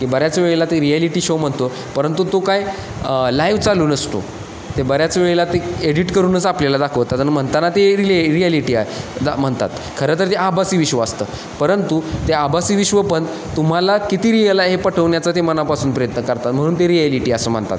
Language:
Marathi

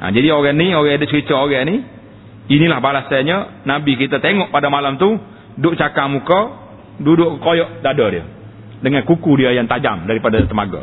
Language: Malay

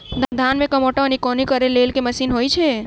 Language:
Maithili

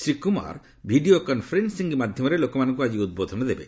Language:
Odia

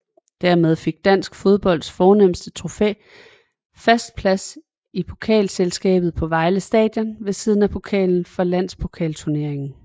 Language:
Danish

